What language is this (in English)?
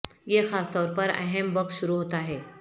Urdu